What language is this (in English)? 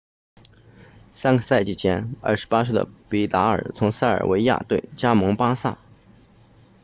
Chinese